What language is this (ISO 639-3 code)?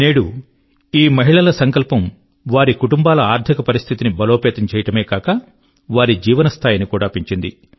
tel